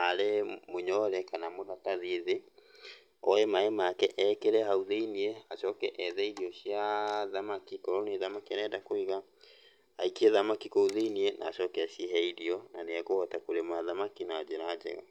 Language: Kikuyu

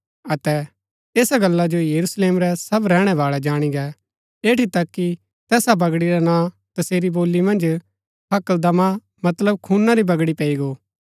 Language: Gaddi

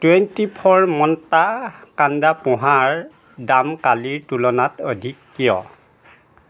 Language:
Assamese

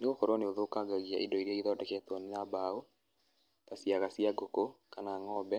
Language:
Kikuyu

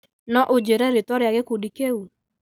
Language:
Kikuyu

